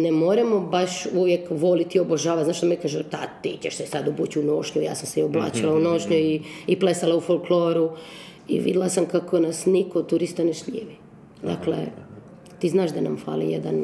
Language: Croatian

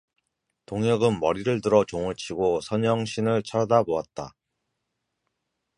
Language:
Korean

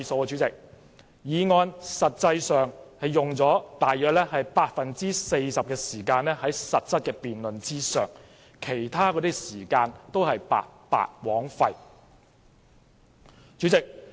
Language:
Cantonese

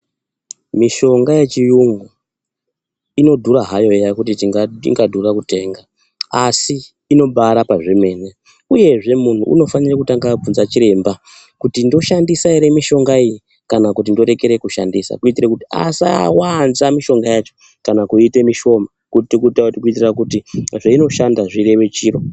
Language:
Ndau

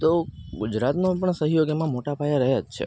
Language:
Gujarati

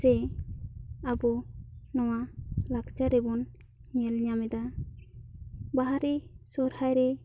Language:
Santali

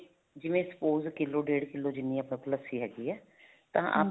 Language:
Punjabi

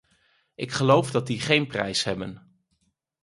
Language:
Dutch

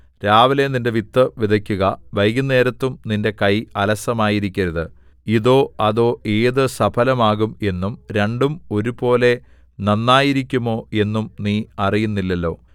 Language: Malayalam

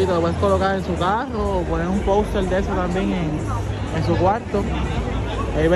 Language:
Spanish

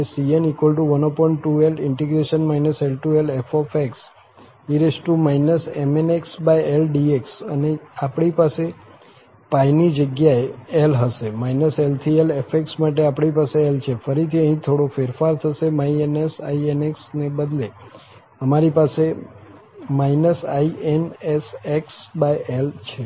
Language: Gujarati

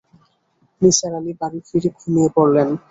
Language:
Bangla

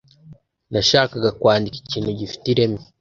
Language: Kinyarwanda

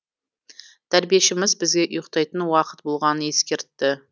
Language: Kazakh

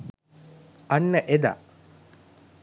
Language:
Sinhala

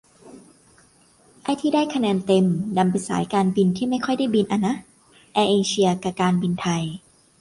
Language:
Thai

